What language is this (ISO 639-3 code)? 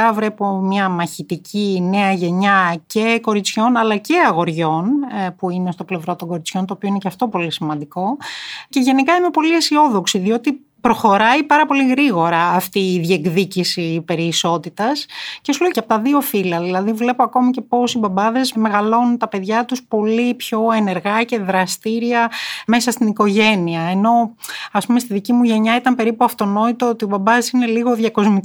ell